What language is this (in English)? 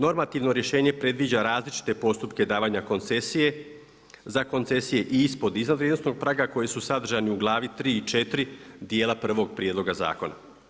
Croatian